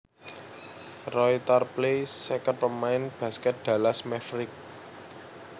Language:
Javanese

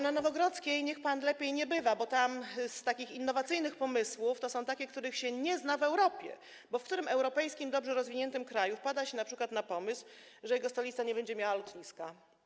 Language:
Polish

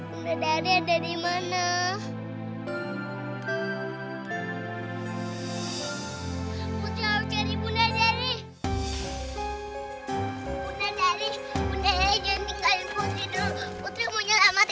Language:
Indonesian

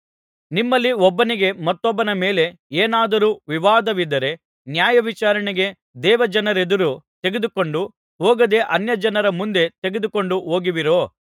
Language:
Kannada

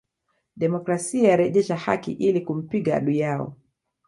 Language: Swahili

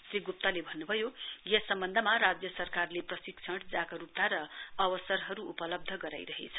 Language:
Nepali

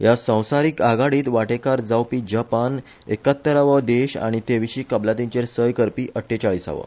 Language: Konkani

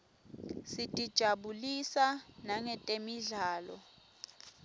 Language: Swati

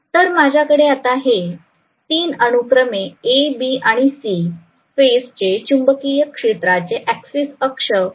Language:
Marathi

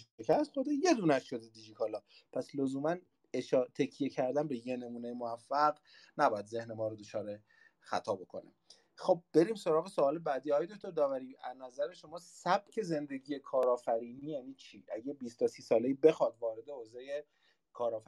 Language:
Persian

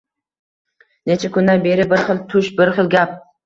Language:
Uzbek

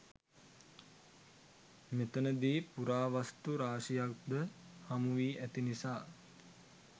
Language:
Sinhala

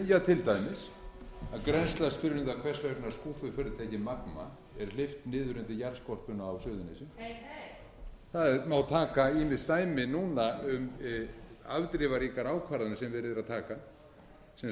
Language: Icelandic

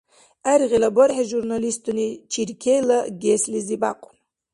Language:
Dargwa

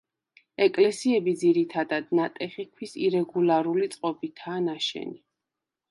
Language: Georgian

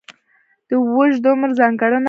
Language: Pashto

